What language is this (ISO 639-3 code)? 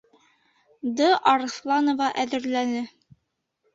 bak